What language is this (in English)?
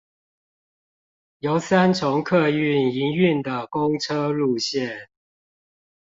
Chinese